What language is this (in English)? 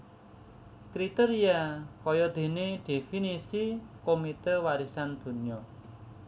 Javanese